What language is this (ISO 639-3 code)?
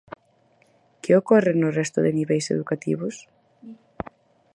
glg